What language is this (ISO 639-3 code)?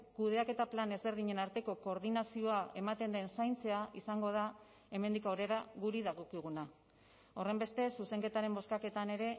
eus